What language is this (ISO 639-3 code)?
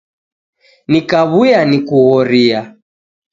dav